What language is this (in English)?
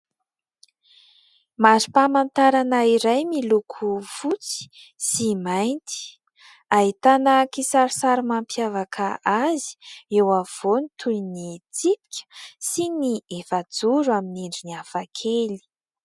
Malagasy